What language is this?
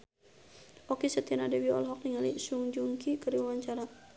Sundanese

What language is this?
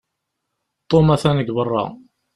Kabyle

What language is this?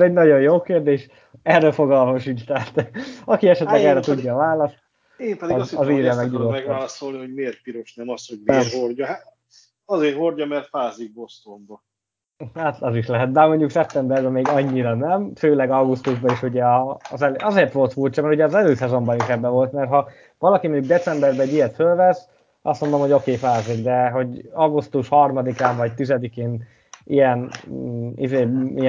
Hungarian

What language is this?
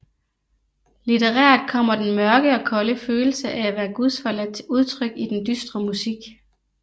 Danish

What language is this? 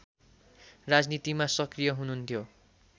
Nepali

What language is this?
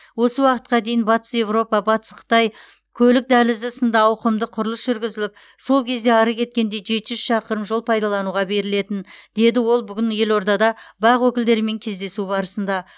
Kazakh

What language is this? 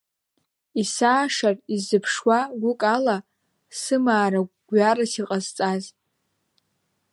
Abkhazian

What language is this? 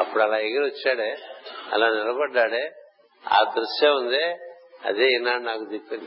Telugu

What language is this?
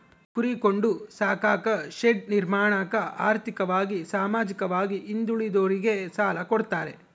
Kannada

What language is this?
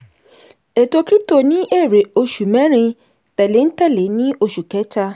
Yoruba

